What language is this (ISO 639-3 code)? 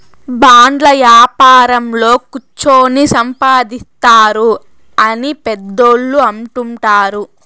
tel